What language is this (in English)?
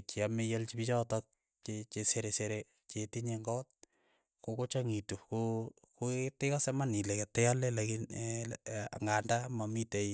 Keiyo